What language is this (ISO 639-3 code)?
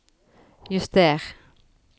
nor